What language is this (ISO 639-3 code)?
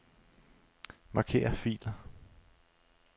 dan